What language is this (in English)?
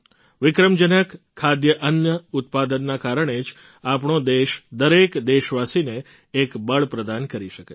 Gujarati